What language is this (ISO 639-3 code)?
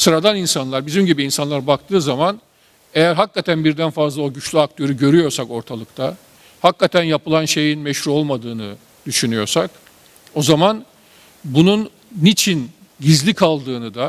tur